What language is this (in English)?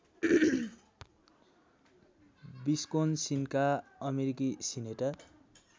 Nepali